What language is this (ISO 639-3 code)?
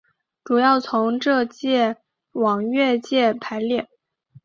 zho